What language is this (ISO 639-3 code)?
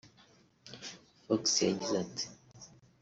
kin